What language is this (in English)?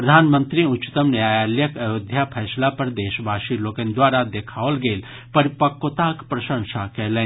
Maithili